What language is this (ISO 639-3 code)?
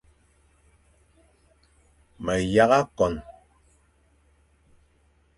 fan